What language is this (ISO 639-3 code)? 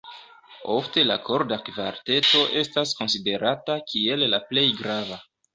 epo